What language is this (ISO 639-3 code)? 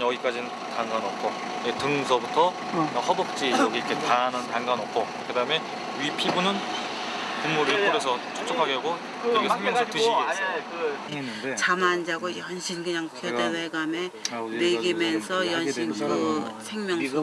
kor